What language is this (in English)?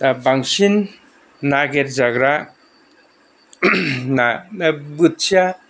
Bodo